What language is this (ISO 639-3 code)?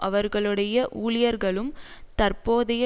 tam